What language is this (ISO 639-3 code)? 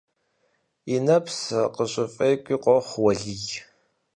kbd